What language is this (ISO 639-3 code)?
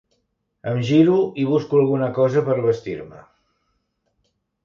cat